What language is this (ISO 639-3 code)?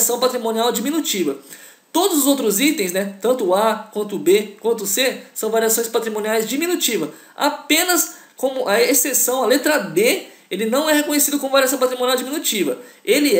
por